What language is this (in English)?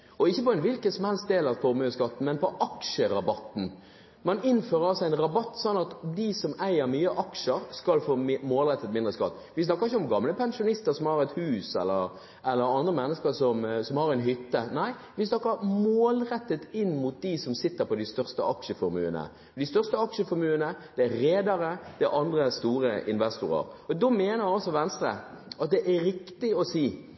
Norwegian Bokmål